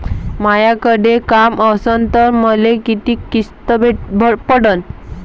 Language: Marathi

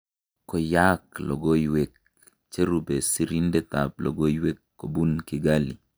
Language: Kalenjin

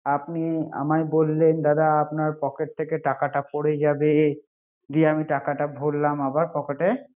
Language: Bangla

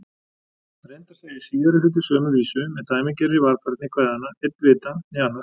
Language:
Icelandic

